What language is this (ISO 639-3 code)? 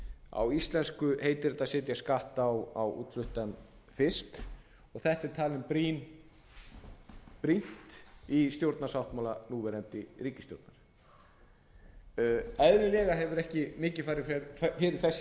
isl